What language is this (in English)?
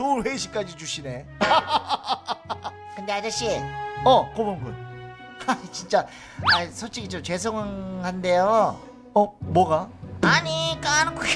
Korean